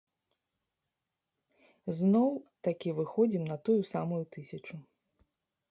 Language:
Belarusian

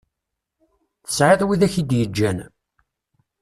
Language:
Kabyle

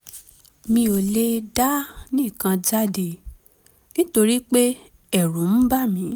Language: Yoruba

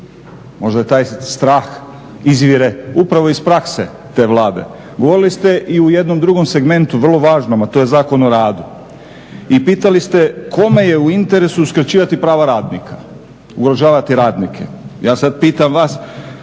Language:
Croatian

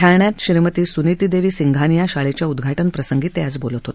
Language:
Marathi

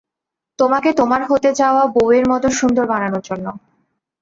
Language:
Bangla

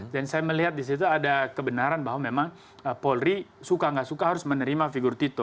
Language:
Indonesian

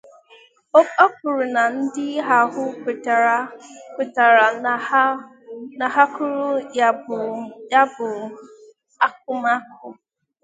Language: Igbo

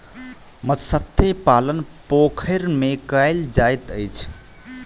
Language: Maithili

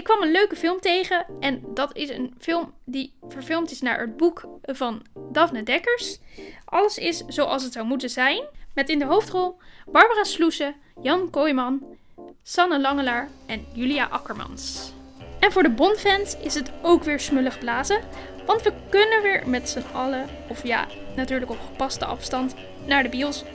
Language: Dutch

